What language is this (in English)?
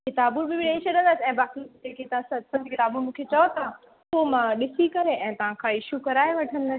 Sindhi